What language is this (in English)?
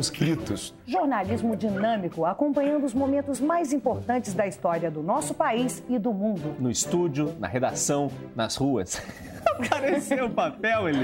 Portuguese